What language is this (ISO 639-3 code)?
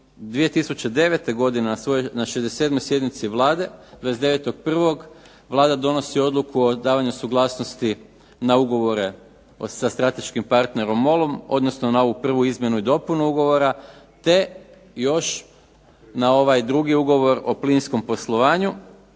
hrv